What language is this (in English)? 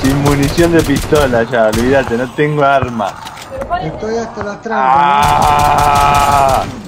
Spanish